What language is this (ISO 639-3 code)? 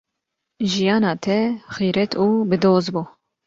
kur